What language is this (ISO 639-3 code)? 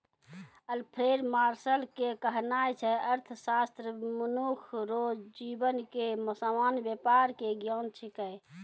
mai